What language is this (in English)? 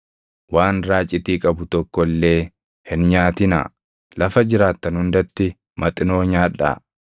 Oromo